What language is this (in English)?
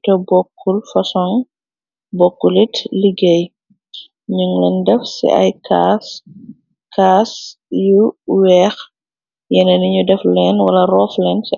Wolof